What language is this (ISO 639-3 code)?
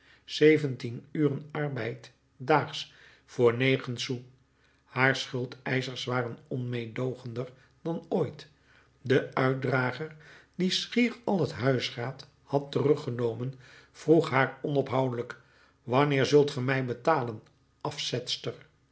nld